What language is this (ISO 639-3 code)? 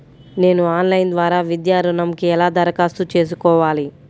tel